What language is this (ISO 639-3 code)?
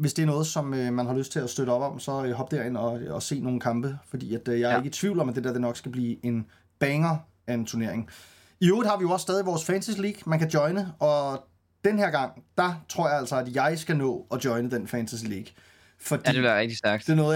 dan